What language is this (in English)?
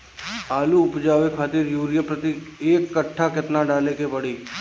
Bhojpuri